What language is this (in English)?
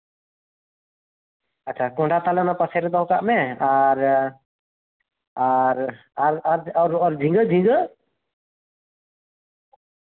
Santali